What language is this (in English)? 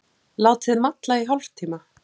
Icelandic